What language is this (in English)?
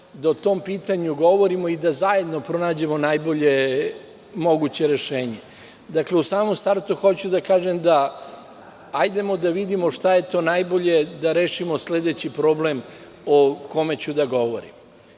Serbian